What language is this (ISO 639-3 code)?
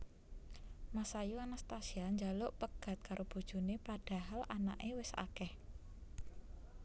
jav